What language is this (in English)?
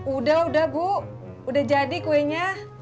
Indonesian